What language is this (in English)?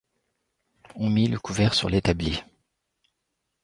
French